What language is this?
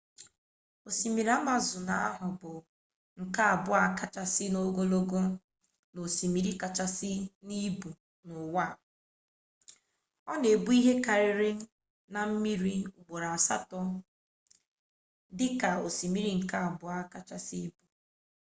Igbo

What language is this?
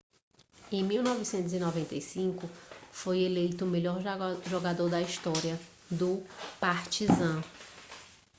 Portuguese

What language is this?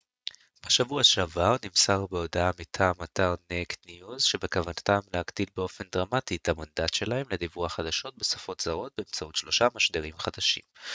Hebrew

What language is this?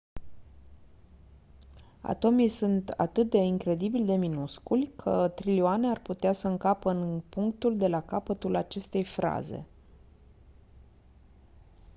Romanian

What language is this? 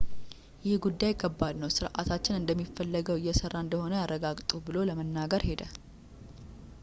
Amharic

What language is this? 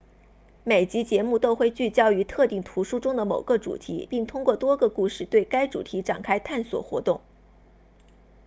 Chinese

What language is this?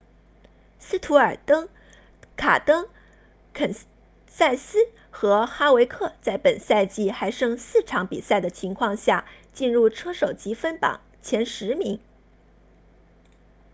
Chinese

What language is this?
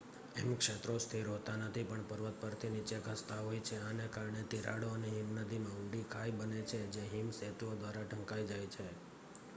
Gujarati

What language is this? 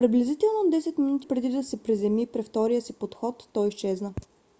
Bulgarian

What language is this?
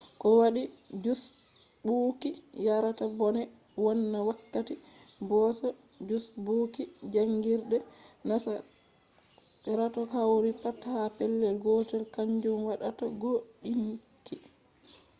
Fula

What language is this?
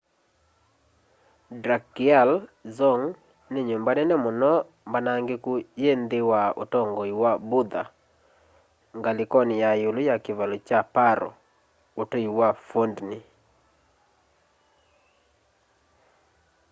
Kamba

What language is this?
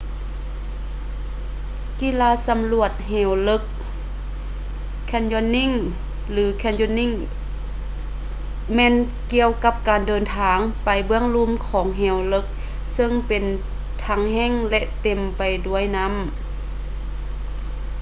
Lao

